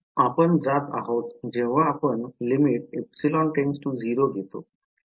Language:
Marathi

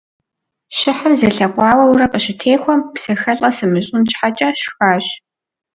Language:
Kabardian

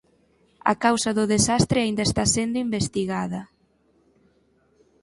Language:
Galician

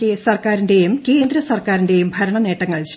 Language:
Malayalam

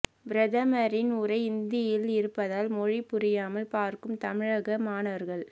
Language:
Tamil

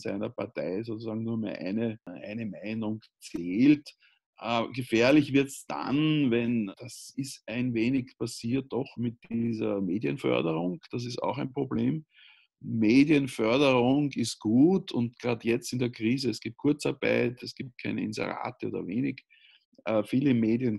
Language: German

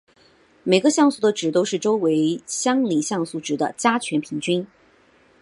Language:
Chinese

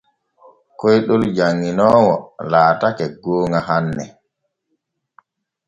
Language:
Borgu Fulfulde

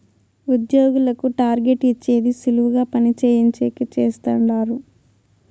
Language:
Telugu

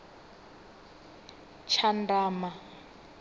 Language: Venda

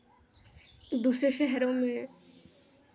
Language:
Hindi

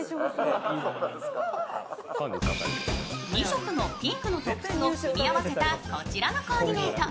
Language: Japanese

